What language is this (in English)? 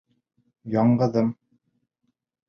Bashkir